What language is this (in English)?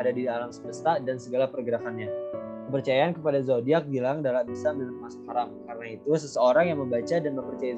Indonesian